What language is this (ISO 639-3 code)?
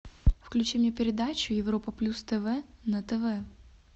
rus